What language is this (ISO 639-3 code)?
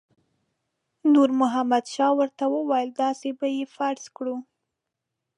pus